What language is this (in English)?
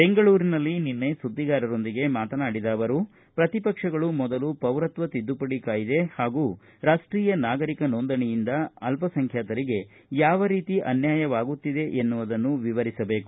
Kannada